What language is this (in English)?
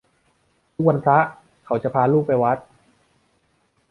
Thai